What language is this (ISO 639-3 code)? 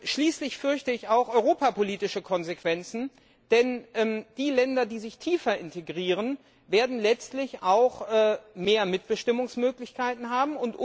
deu